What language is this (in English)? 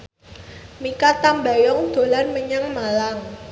Javanese